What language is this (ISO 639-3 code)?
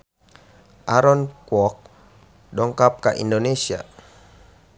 sun